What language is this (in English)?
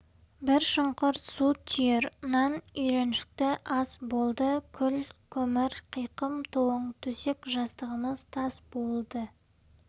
Kazakh